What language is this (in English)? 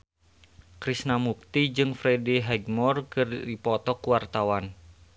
Sundanese